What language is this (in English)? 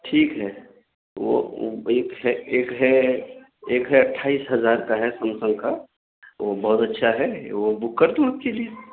Urdu